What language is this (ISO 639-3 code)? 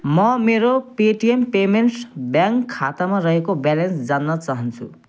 nep